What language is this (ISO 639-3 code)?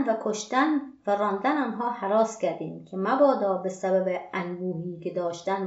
fas